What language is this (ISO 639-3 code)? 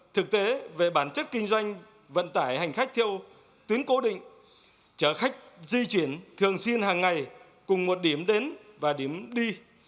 vie